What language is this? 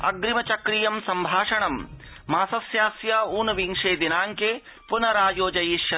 Sanskrit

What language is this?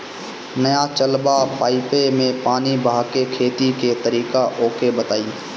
Bhojpuri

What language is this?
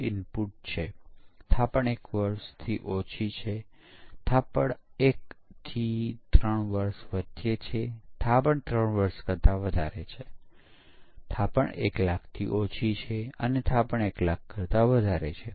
Gujarati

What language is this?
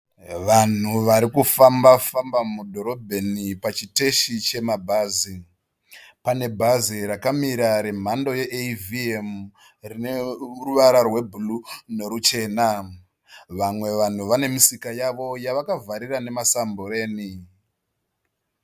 Shona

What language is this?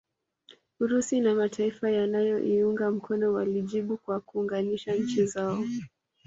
Swahili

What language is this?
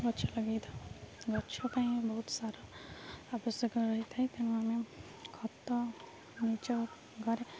Odia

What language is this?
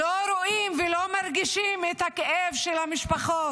Hebrew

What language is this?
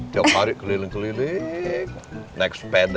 Indonesian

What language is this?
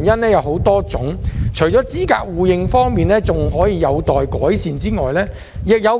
Cantonese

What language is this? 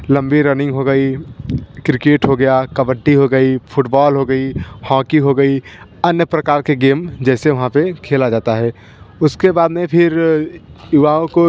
Hindi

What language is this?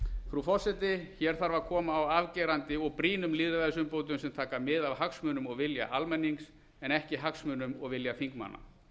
Icelandic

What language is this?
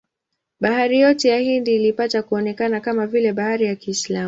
Swahili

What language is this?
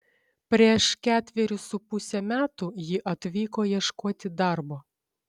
Lithuanian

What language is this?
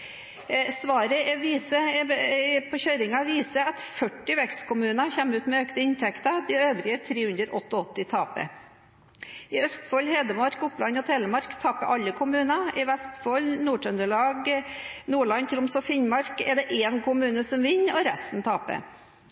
Norwegian Bokmål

